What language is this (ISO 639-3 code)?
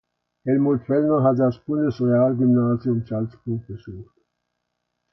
deu